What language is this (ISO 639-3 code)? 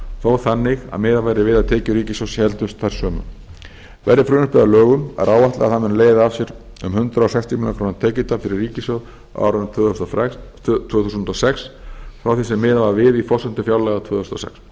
isl